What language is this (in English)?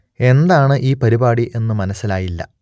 Malayalam